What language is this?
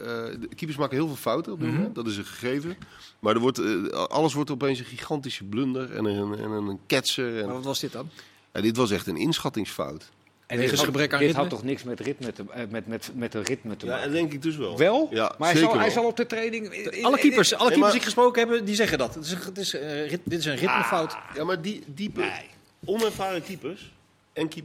Dutch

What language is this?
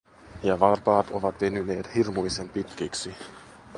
Finnish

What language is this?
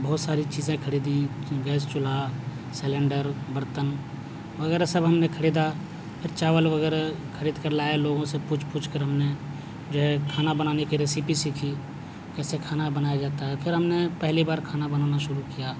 Urdu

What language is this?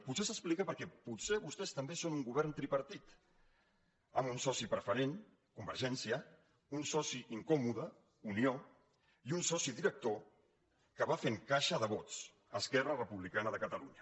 Catalan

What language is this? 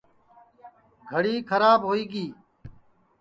Sansi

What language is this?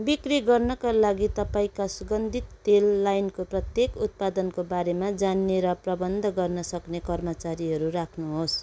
Nepali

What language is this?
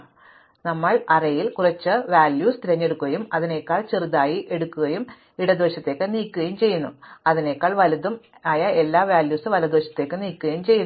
Malayalam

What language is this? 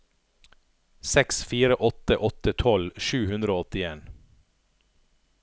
Norwegian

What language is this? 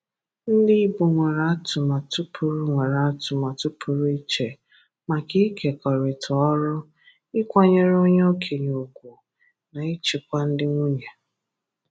Igbo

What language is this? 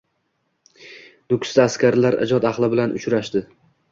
Uzbek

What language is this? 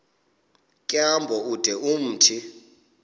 Xhosa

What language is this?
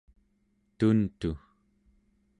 Central Yupik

